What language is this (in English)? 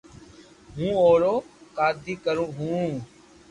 Loarki